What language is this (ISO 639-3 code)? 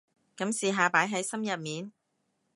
yue